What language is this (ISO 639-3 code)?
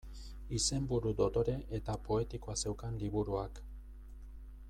eus